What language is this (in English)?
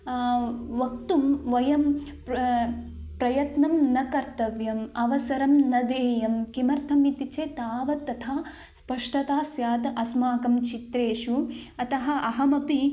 Sanskrit